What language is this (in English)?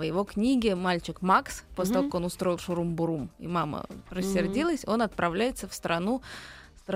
Russian